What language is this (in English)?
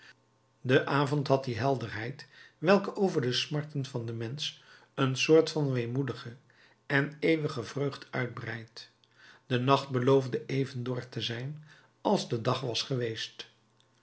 Dutch